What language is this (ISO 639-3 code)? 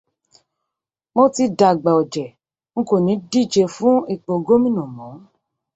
yor